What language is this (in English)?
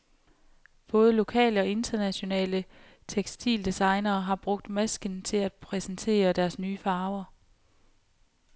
Danish